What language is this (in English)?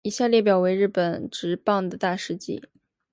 Chinese